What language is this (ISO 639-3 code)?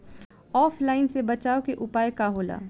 bho